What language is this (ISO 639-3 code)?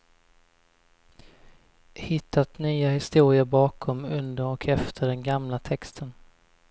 swe